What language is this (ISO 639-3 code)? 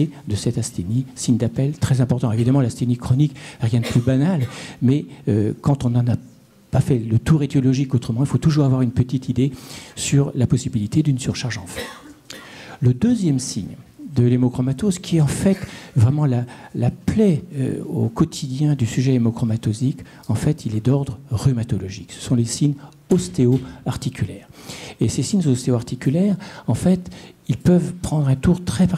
fra